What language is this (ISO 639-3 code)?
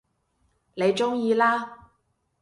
yue